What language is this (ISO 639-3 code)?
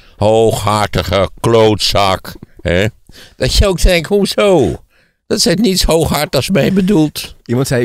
nld